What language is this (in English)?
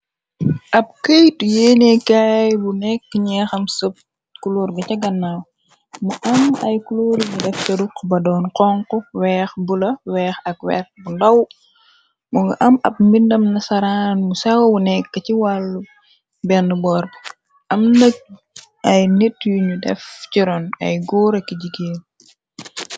Wolof